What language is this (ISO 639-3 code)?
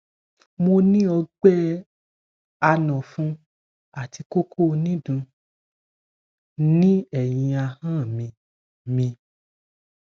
yor